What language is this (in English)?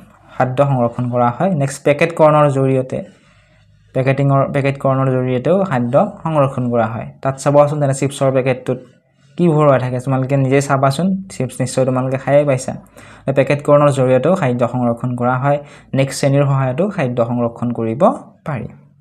Bangla